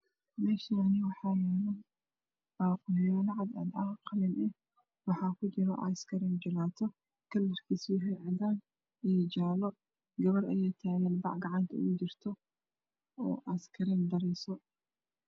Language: Somali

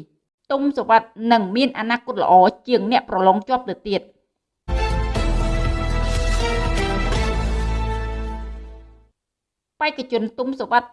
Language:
Vietnamese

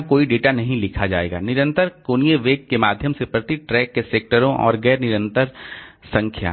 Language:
Hindi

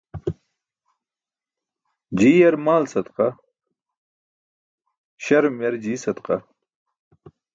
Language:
Burushaski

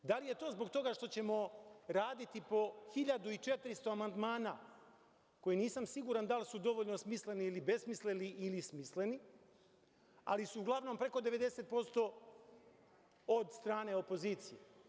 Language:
Serbian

